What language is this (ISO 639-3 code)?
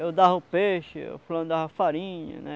por